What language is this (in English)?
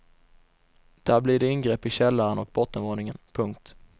Swedish